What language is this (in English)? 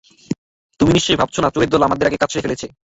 Bangla